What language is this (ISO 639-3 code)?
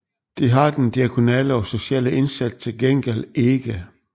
dan